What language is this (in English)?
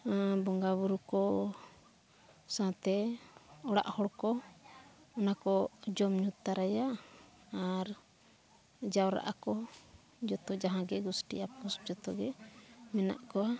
Santali